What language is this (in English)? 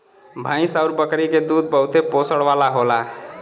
Bhojpuri